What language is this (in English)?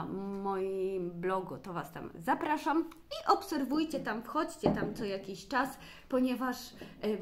Polish